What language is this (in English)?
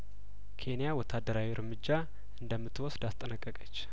Amharic